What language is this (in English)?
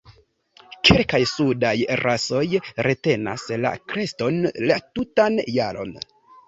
Esperanto